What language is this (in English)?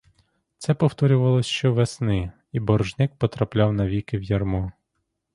Ukrainian